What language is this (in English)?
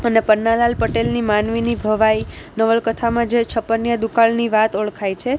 Gujarati